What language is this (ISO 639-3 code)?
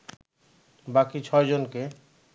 ben